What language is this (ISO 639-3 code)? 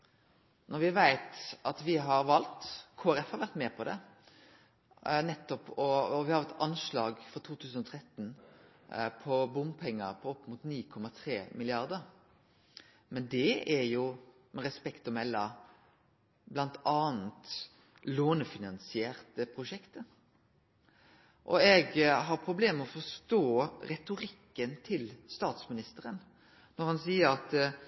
nno